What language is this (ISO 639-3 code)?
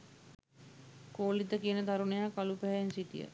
sin